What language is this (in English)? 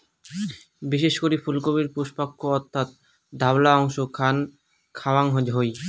Bangla